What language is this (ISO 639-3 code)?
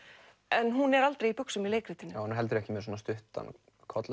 isl